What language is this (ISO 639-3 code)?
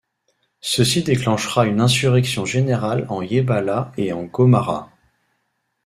fra